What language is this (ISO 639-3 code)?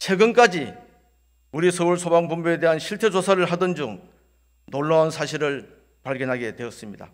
kor